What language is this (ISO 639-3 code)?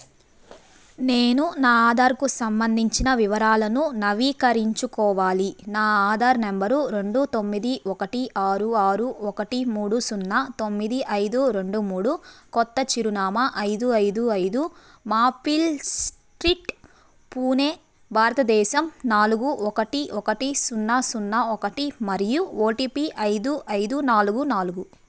tel